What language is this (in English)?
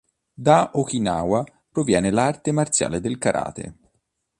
Italian